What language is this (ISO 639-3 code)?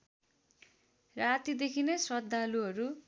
nep